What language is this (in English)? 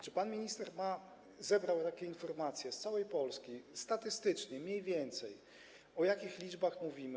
Polish